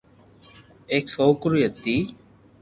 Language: Loarki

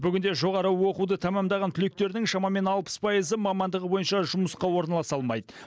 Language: Kazakh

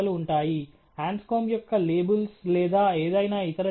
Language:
Telugu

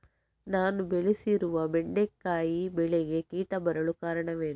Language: Kannada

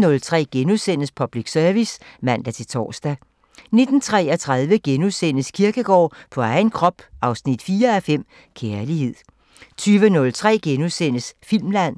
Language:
Danish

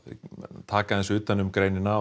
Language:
Icelandic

